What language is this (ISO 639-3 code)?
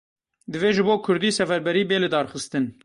kur